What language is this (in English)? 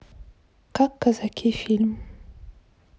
Russian